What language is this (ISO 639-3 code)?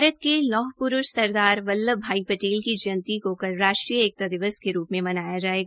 hin